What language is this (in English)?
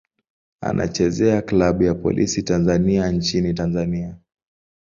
Swahili